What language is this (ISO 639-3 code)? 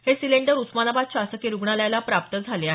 mar